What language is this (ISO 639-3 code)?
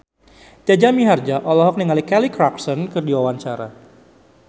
sun